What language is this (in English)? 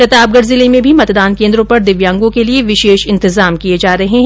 Hindi